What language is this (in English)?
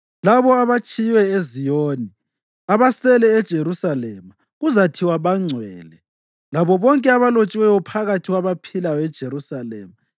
North Ndebele